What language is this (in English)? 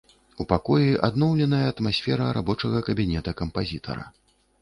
Belarusian